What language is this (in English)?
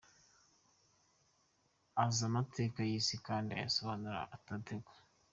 Kinyarwanda